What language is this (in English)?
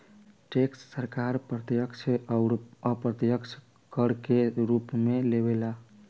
Bhojpuri